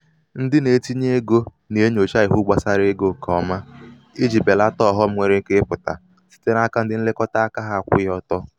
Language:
Igbo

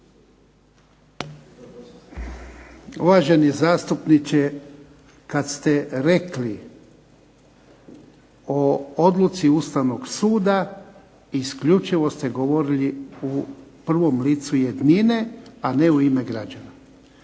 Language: Croatian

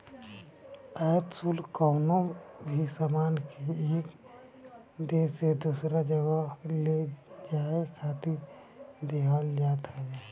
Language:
Bhojpuri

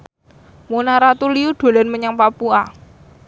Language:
Javanese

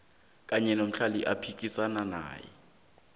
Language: South Ndebele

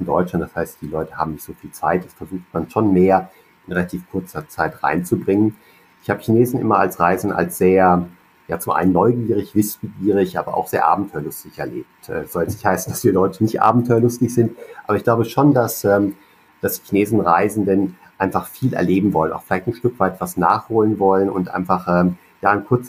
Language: German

